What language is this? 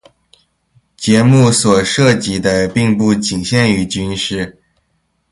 Chinese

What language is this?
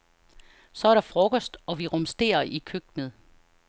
Danish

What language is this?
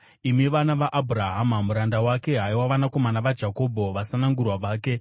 Shona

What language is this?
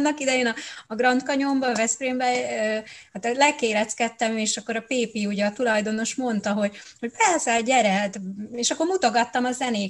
Hungarian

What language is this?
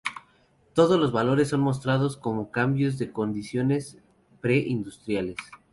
Spanish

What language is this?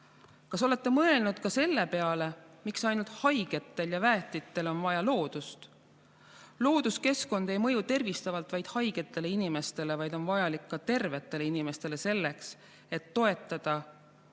Estonian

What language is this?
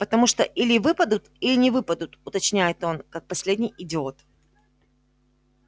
Russian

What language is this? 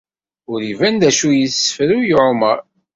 Kabyle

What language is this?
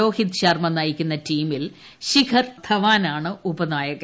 Malayalam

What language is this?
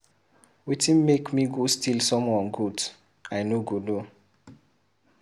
Nigerian Pidgin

